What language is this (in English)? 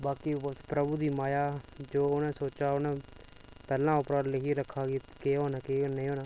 Dogri